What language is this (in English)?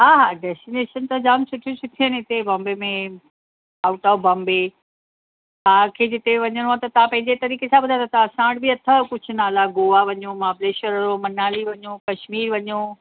Sindhi